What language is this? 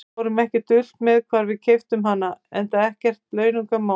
Icelandic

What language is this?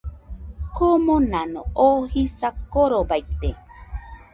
Nüpode Huitoto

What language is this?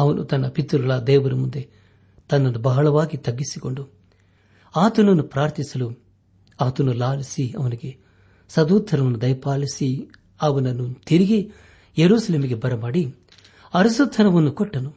Kannada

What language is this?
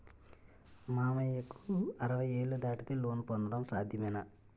Telugu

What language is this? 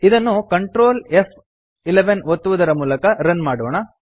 Kannada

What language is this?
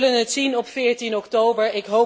Dutch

